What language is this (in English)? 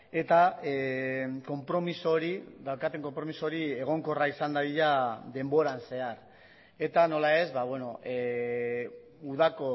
Basque